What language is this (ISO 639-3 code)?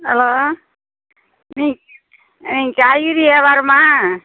tam